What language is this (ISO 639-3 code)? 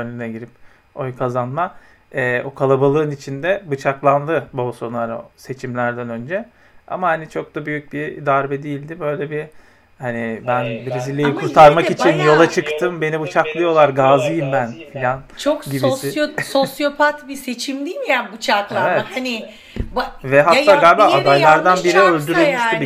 tur